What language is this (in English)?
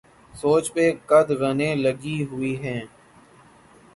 Urdu